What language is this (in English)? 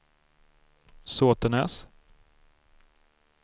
Swedish